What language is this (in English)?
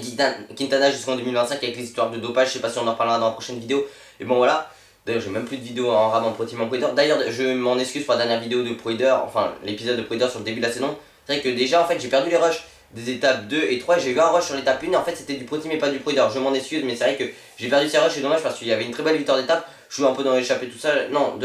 French